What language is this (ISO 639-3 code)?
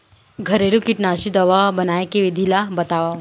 hne